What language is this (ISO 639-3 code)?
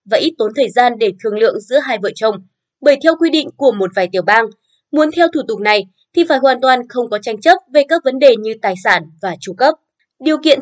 vie